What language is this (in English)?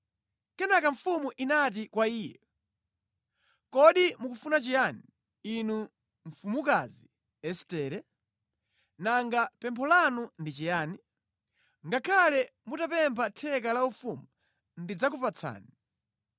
Nyanja